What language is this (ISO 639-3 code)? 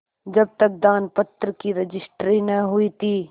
hin